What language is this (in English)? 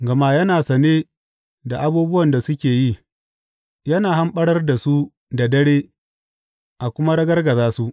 Hausa